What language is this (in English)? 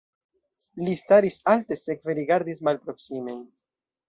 Esperanto